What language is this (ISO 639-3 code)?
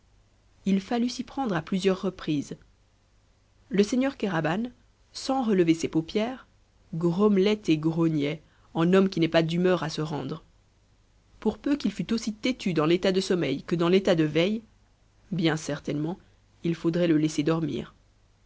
fra